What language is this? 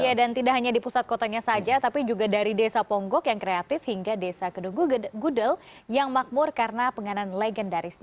Indonesian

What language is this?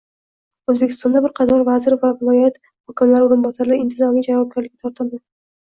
Uzbek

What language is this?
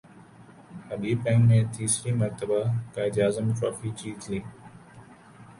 Urdu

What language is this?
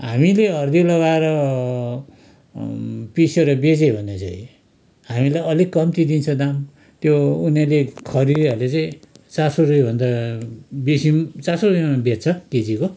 Nepali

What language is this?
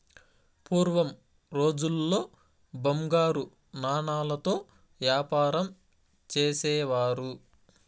Telugu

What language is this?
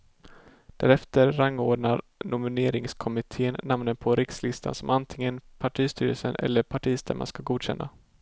Swedish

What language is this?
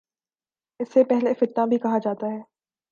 Urdu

